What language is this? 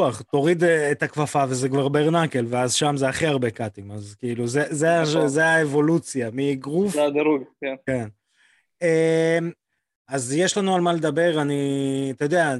Hebrew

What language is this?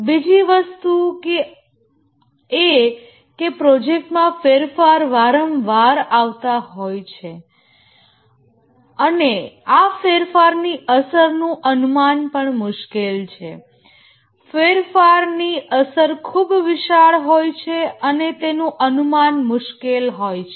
Gujarati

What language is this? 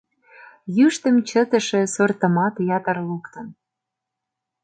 Mari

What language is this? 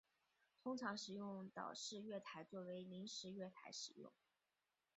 Chinese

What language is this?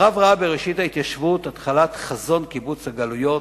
Hebrew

